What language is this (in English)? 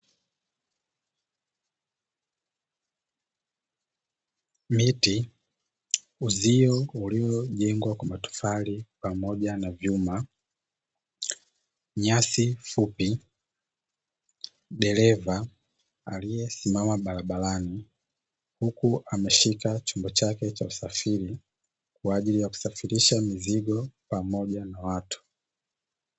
Swahili